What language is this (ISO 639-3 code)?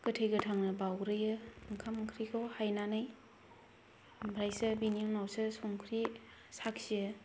brx